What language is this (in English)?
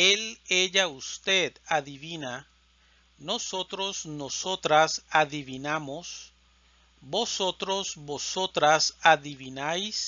Spanish